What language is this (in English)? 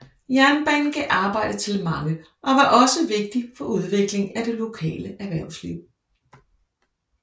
Danish